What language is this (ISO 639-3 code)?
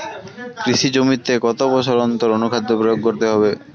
ben